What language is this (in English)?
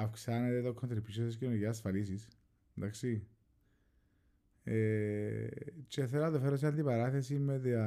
Greek